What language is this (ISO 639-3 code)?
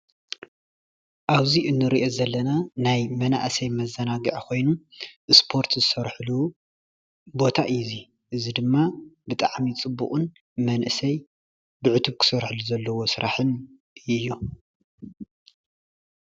tir